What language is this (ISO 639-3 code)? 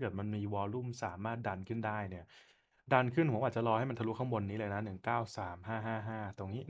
tha